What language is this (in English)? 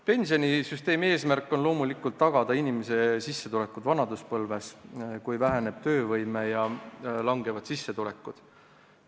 Estonian